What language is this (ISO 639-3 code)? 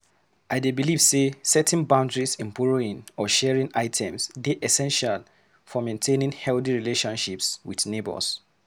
pcm